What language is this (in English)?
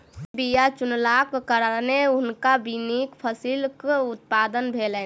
Maithili